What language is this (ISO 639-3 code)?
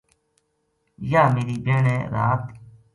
gju